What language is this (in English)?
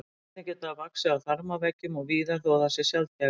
Icelandic